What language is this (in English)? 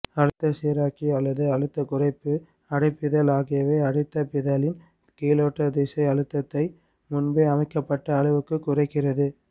Tamil